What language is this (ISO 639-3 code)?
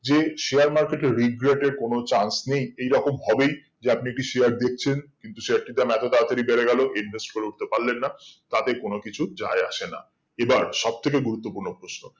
ben